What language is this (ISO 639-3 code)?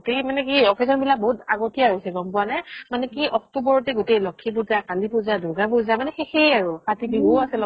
asm